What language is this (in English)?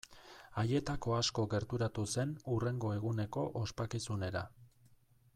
Basque